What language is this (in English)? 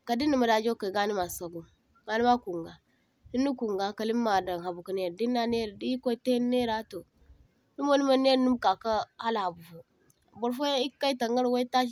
Zarma